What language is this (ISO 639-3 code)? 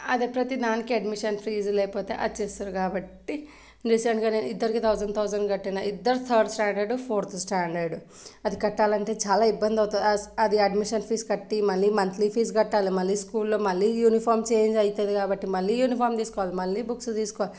tel